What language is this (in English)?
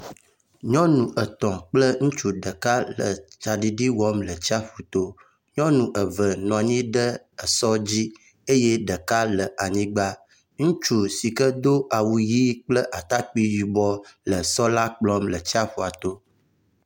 Ewe